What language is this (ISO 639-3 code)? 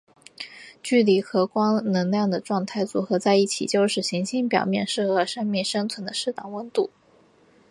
zho